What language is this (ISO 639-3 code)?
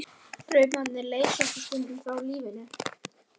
isl